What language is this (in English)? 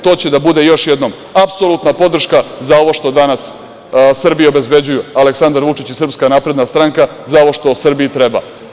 Serbian